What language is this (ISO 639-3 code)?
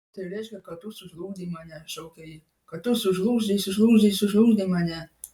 lit